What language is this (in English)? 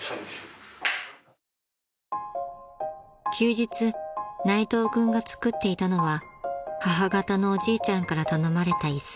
Japanese